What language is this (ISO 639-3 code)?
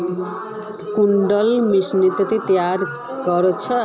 mag